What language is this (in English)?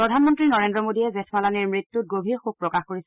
Assamese